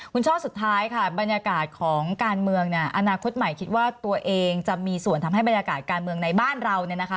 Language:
Thai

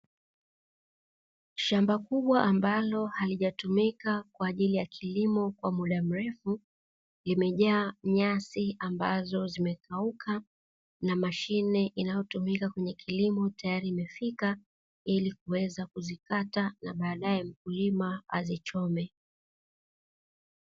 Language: Swahili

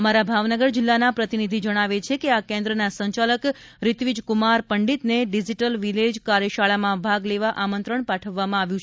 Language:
Gujarati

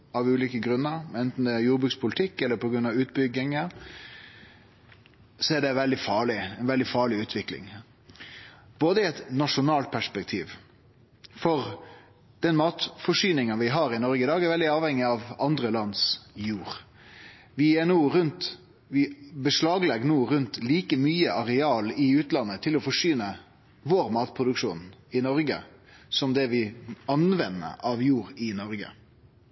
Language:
Norwegian Nynorsk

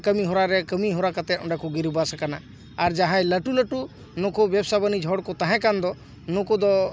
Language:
Santali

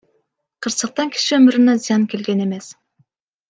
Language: Kyrgyz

